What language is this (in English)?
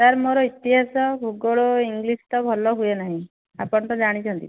Odia